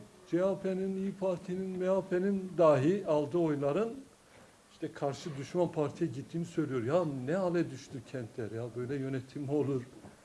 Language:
Turkish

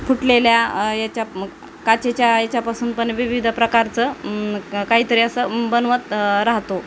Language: Marathi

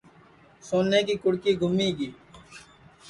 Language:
Sansi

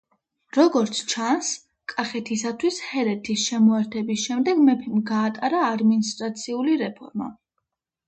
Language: Georgian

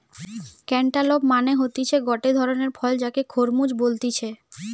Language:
Bangla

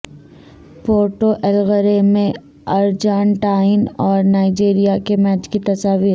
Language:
Urdu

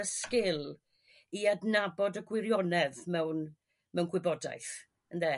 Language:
Welsh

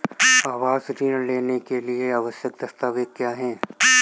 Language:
Hindi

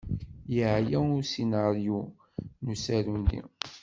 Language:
Kabyle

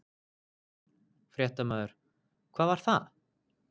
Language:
Icelandic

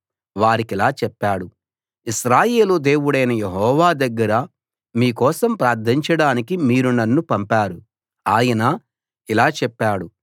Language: Telugu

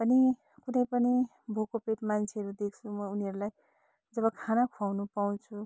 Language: Nepali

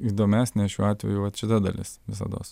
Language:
Lithuanian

